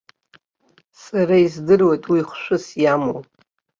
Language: Abkhazian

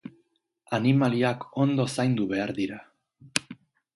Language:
Basque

